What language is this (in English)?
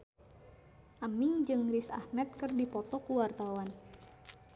Sundanese